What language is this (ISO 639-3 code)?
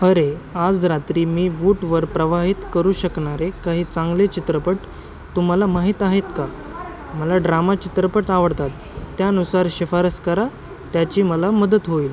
mar